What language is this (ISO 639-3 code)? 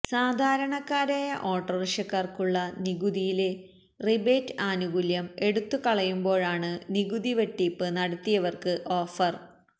mal